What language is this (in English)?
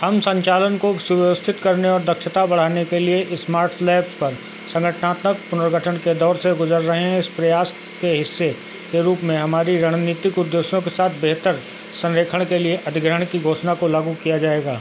Hindi